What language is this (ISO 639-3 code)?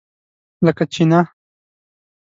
pus